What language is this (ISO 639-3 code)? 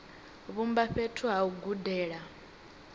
ven